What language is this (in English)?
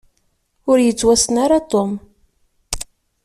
Kabyle